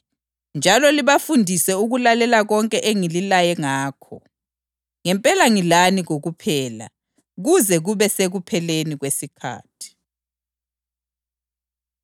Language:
North Ndebele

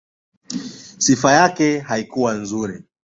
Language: Swahili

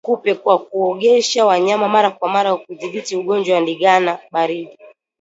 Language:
Swahili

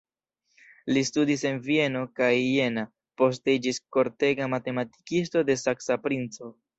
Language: Esperanto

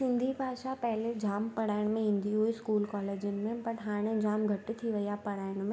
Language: Sindhi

